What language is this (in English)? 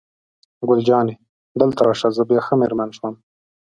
Pashto